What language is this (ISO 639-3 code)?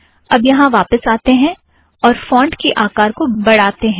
hin